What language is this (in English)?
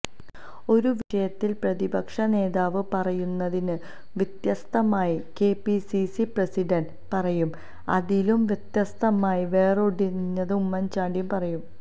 Malayalam